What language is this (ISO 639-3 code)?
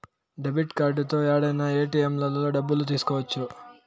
tel